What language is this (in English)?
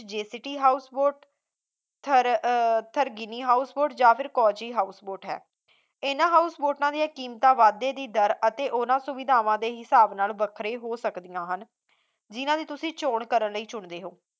Punjabi